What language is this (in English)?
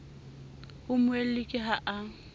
Southern Sotho